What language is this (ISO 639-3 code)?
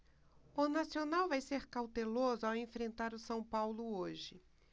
por